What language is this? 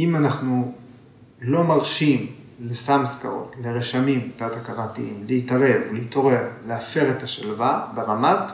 Hebrew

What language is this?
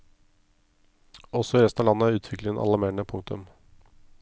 Norwegian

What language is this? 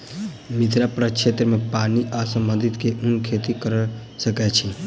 Maithili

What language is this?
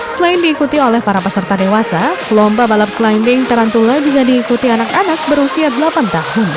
Indonesian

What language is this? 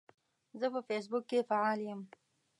Pashto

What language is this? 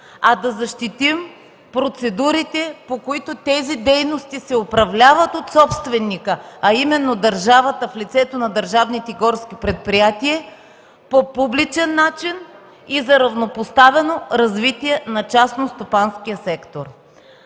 Bulgarian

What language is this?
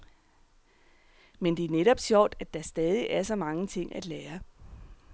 Danish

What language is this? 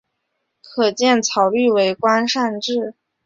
Chinese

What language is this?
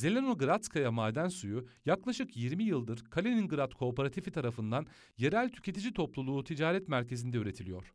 Turkish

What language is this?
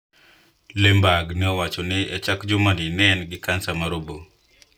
Luo (Kenya and Tanzania)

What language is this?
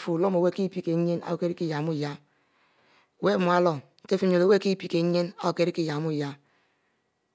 Mbe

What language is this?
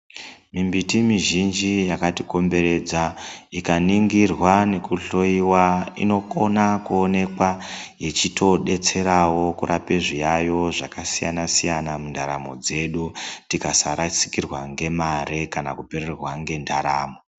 Ndau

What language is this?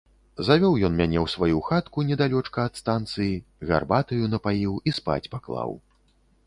Belarusian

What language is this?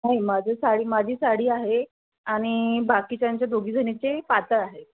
Marathi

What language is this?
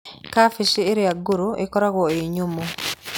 Kikuyu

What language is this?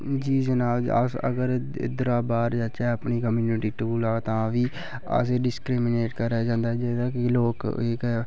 Dogri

